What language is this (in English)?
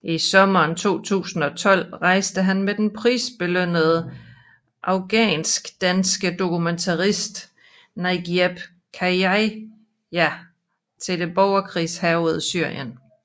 Danish